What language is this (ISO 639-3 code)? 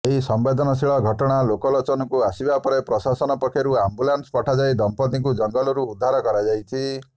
ori